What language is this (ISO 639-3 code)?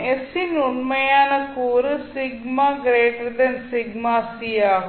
tam